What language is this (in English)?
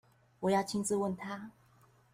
Chinese